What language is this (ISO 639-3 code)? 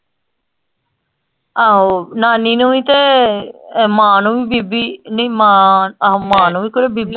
pan